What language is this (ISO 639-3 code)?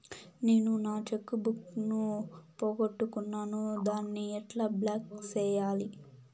tel